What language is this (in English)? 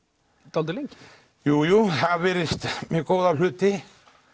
Icelandic